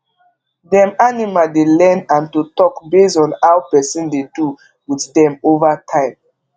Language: Nigerian Pidgin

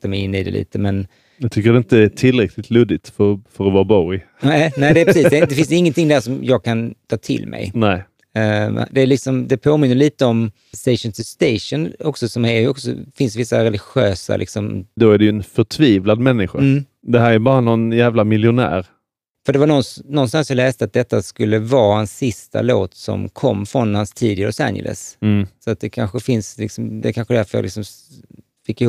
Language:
Swedish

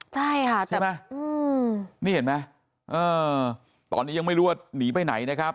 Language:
Thai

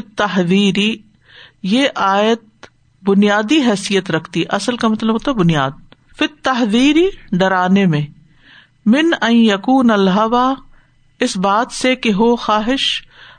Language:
Urdu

